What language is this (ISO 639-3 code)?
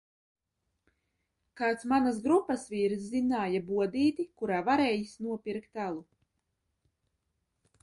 lav